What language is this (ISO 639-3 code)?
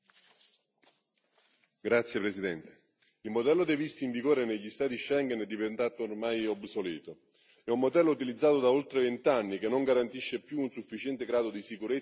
ita